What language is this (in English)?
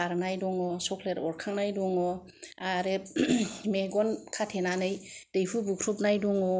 Bodo